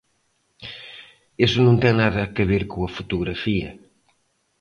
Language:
Galician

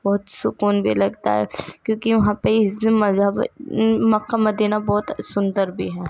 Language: Urdu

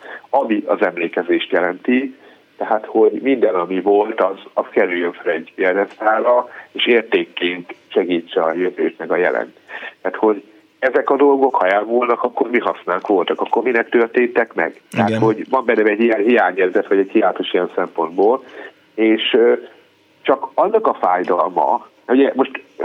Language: Hungarian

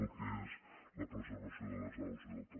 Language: Catalan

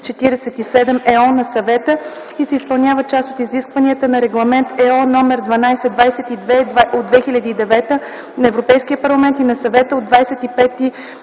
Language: Bulgarian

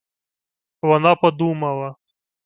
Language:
Ukrainian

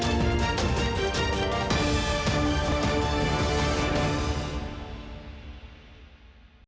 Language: Ukrainian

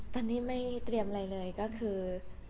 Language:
Thai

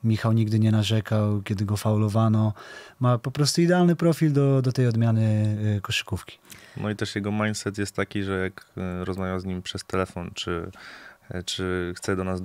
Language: Polish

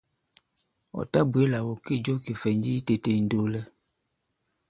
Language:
Bankon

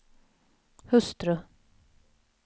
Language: Swedish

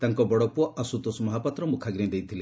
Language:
Odia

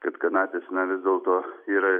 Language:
Lithuanian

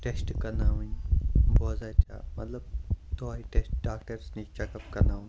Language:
Kashmiri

